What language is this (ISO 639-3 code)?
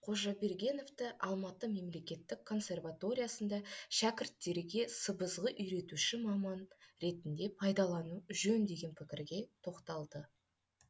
kaz